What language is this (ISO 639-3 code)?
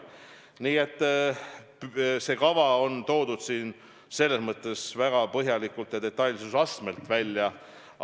est